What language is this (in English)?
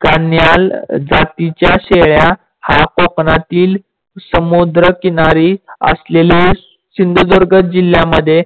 Marathi